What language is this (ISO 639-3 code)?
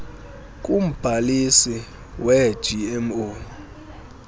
xho